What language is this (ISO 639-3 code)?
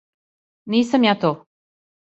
srp